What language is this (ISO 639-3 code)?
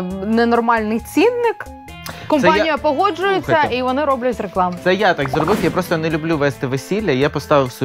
ukr